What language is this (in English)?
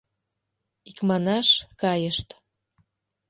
Mari